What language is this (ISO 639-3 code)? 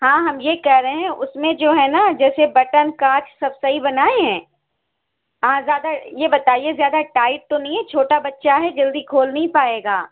urd